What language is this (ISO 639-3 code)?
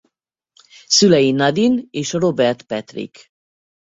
hun